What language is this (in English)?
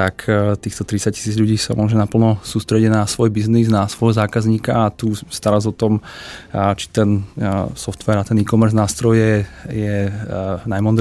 Czech